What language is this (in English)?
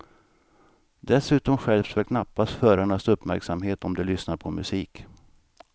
Swedish